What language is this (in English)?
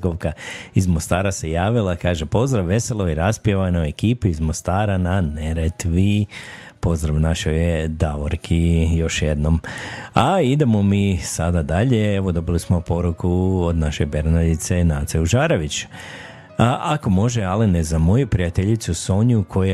Croatian